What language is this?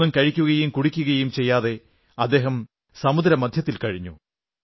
Malayalam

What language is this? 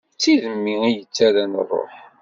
Kabyle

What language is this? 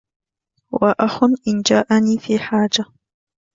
Arabic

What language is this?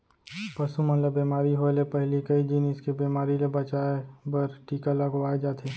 Chhattisgarhi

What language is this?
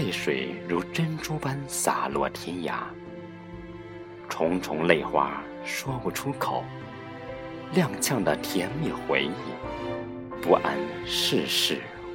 Chinese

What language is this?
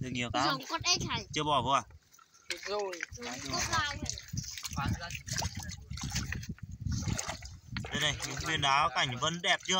Vietnamese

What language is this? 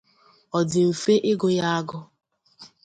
Igbo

